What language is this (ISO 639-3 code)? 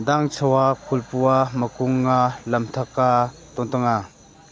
mni